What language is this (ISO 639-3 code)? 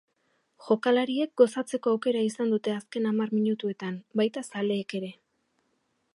eus